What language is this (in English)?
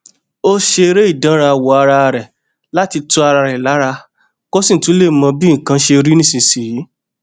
Yoruba